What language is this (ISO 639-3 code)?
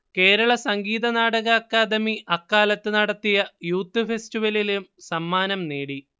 mal